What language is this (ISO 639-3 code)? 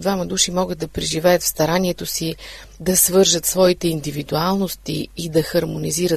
bul